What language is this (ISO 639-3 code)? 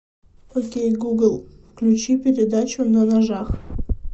rus